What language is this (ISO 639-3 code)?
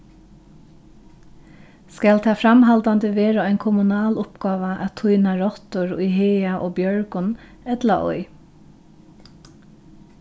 fao